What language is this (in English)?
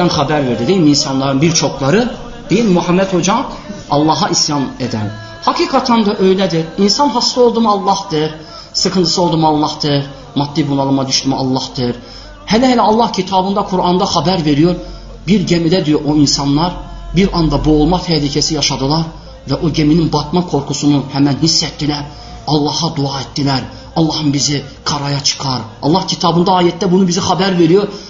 Turkish